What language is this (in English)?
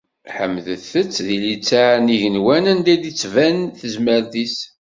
Kabyle